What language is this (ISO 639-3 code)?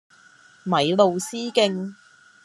yue